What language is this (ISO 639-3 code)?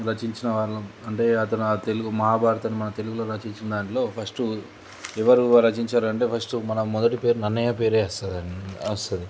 tel